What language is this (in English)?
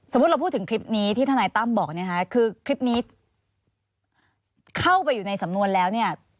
Thai